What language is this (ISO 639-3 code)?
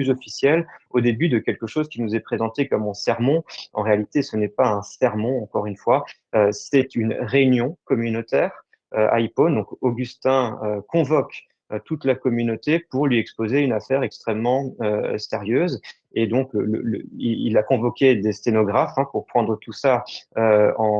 fra